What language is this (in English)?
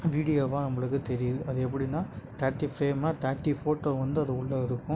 Tamil